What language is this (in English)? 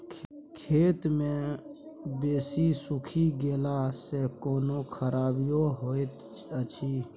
Maithili